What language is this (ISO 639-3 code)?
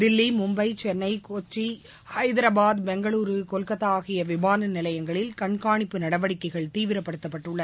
tam